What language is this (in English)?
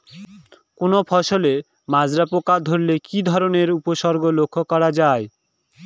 Bangla